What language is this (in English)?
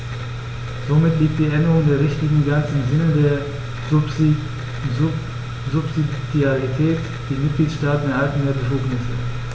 German